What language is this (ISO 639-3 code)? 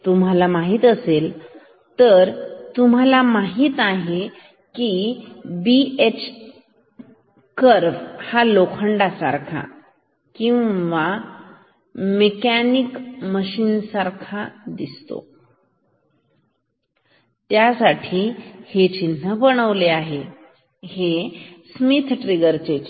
mar